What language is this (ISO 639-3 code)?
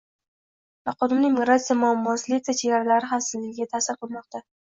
uzb